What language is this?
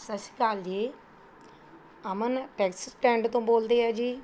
Punjabi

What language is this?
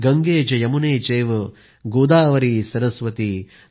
Marathi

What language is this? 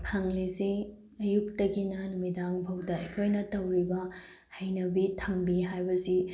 Manipuri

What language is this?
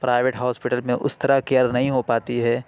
Urdu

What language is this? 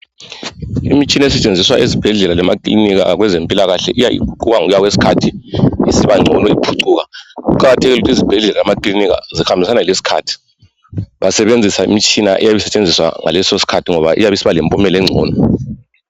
North Ndebele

